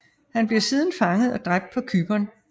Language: Danish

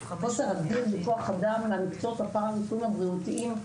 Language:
Hebrew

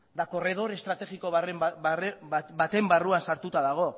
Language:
Basque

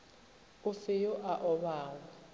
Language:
Northern Sotho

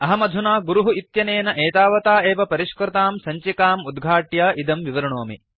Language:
Sanskrit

